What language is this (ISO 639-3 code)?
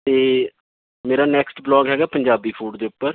pan